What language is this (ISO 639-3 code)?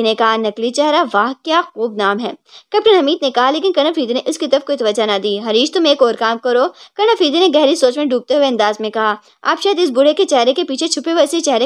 hin